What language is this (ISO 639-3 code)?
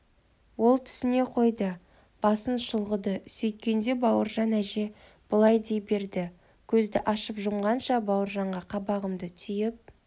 kaz